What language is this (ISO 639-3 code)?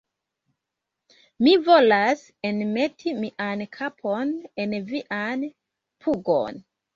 epo